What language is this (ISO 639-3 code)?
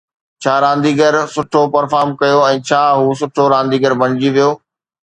snd